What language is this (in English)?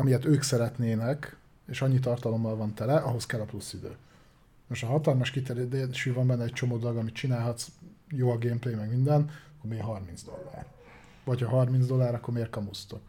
Hungarian